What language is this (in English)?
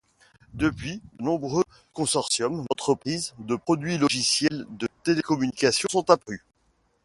French